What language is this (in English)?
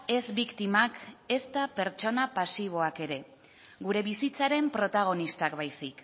Basque